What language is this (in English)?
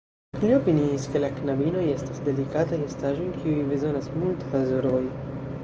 Esperanto